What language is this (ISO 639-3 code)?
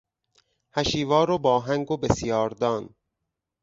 fas